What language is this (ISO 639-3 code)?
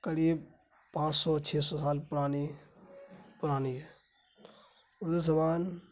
urd